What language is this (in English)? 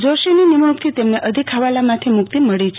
Gujarati